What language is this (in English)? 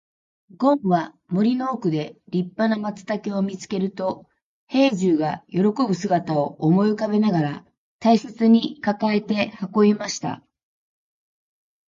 Japanese